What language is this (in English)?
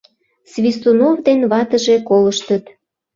Mari